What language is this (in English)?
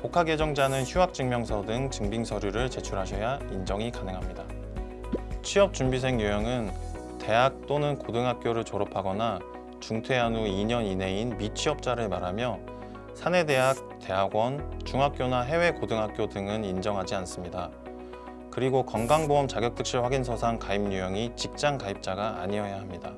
Korean